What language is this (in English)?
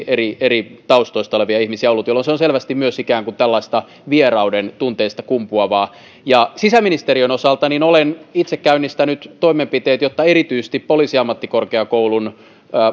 Finnish